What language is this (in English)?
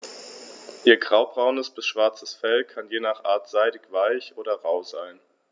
German